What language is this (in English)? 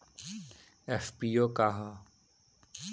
Bhojpuri